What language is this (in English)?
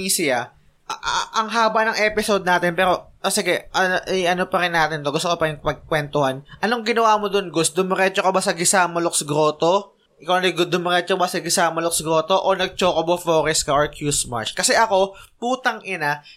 Filipino